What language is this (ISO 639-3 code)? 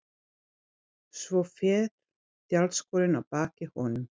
isl